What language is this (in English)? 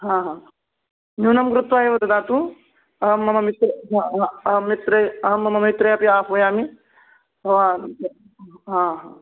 Sanskrit